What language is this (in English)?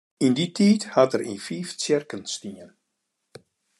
Western Frisian